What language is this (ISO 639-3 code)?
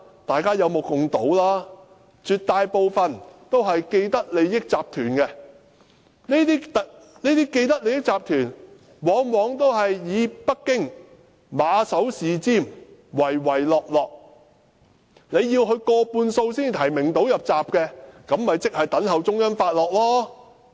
yue